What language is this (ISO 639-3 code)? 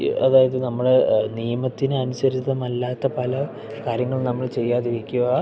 mal